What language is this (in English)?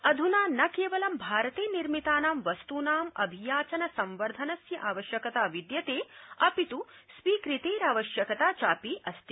Sanskrit